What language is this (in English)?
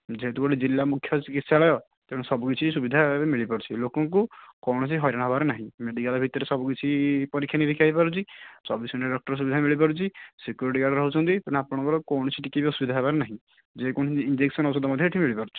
Odia